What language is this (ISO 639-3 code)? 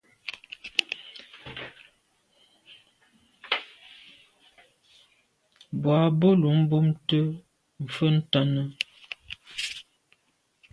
byv